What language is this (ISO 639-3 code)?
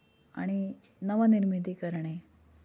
mar